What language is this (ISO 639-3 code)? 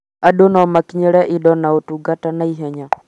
kik